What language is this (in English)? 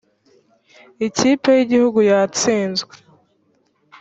Kinyarwanda